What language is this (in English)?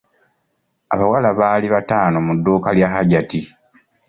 Ganda